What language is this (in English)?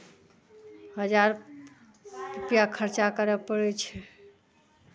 Maithili